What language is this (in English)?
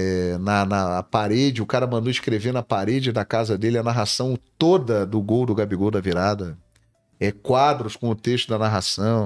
Portuguese